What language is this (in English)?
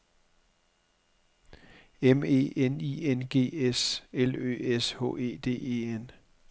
Danish